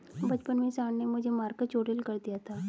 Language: Hindi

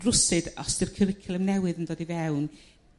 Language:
Welsh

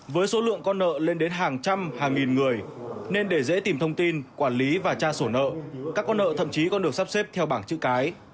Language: Vietnamese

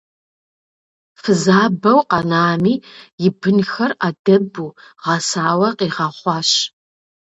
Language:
Kabardian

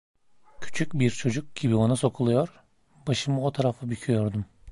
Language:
Turkish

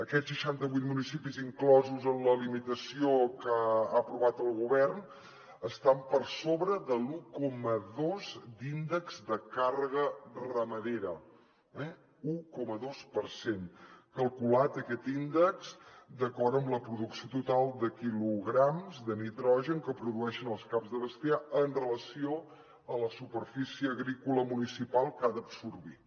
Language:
Catalan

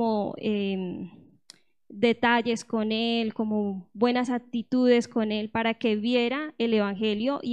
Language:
Spanish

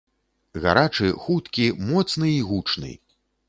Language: Belarusian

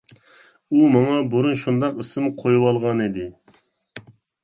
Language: Uyghur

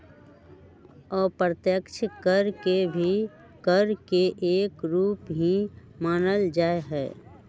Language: Magahi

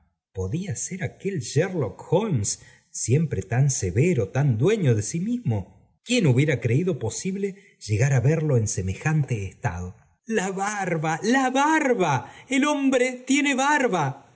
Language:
Spanish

